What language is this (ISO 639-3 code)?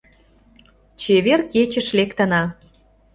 chm